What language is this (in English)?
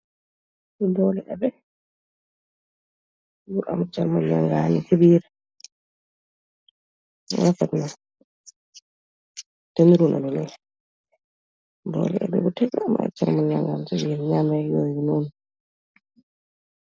Wolof